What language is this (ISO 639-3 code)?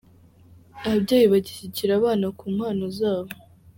kin